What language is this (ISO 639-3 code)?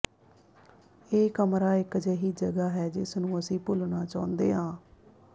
pan